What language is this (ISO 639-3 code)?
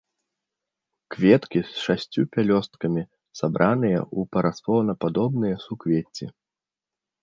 bel